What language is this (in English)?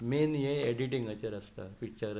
Konkani